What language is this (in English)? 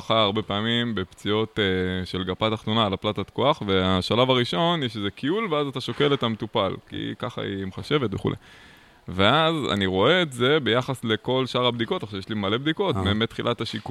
Hebrew